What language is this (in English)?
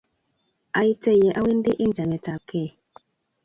Kalenjin